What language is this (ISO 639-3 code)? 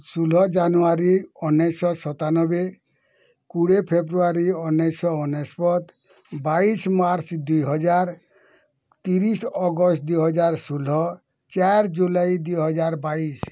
ori